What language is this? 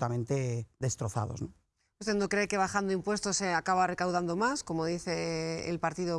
Spanish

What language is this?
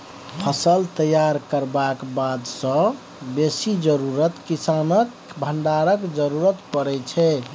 Maithili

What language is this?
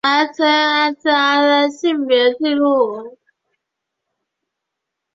Chinese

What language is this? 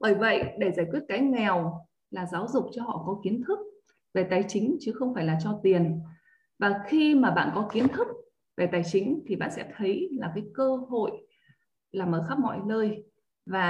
Vietnamese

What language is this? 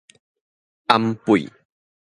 Min Nan Chinese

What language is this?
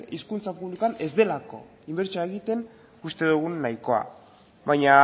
Basque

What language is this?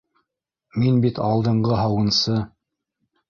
Bashkir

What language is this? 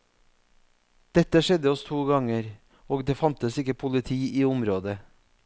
Norwegian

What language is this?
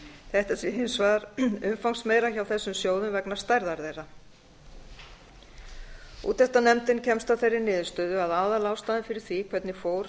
Icelandic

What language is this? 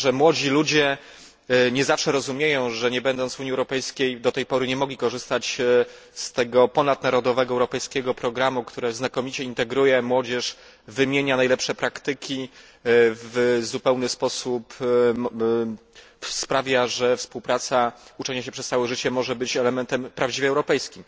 Polish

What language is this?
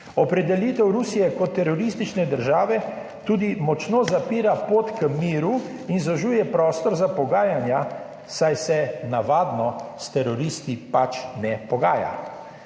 Slovenian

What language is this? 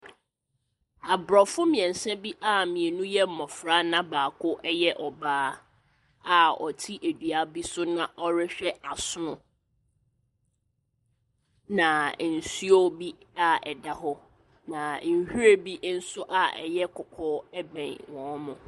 Akan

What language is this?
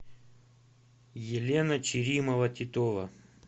Russian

